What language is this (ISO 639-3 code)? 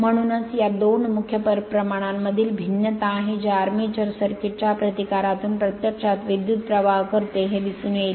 mar